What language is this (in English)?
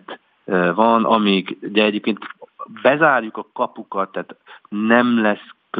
Hungarian